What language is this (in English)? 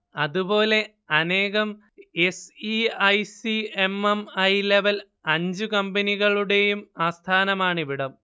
Malayalam